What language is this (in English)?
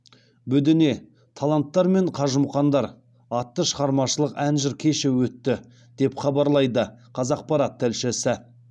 Kazakh